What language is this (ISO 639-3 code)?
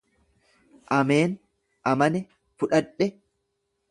orm